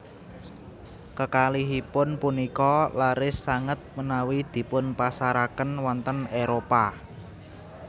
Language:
Javanese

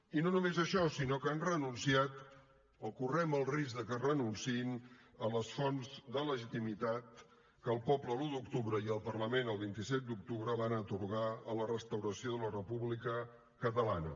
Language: Catalan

